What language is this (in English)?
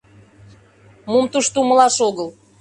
Mari